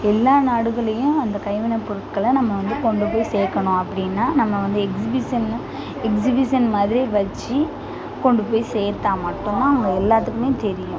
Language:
Tamil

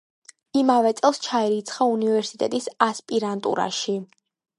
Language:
Georgian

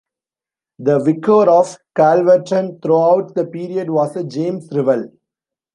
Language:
English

